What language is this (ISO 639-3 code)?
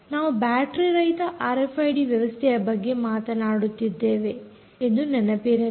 kan